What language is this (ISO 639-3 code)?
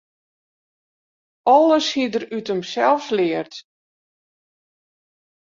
fry